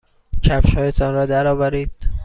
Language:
Persian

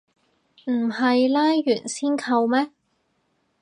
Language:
Cantonese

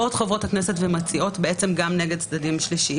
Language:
Hebrew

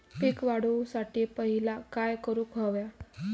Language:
Marathi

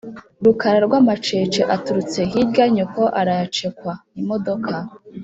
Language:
Kinyarwanda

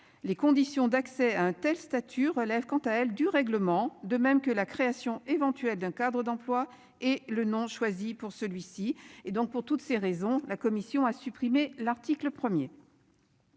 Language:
French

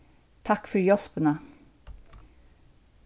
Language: Faroese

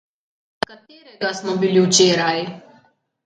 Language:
Slovenian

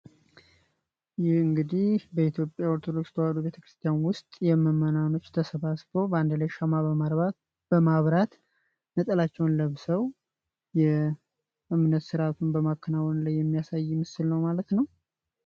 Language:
Amharic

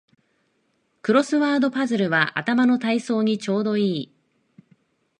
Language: Japanese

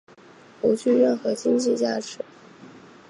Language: Chinese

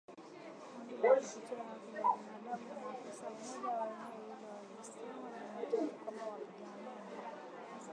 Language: Swahili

